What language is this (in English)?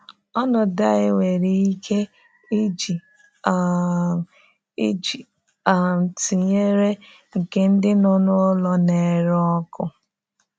Igbo